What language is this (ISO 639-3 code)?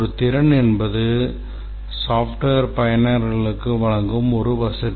tam